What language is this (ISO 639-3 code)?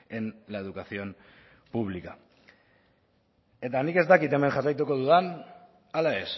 eus